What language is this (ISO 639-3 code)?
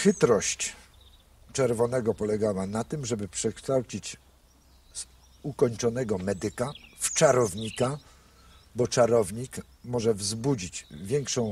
pol